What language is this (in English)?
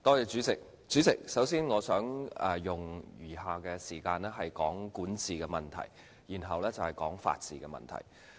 Cantonese